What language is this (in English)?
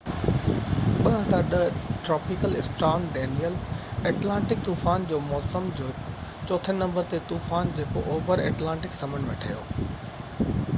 Sindhi